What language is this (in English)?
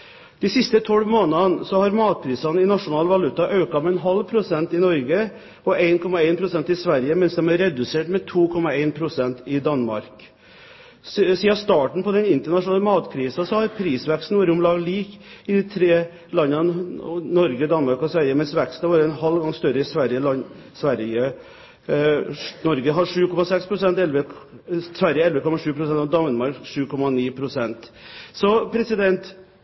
Norwegian Bokmål